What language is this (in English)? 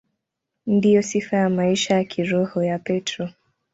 Swahili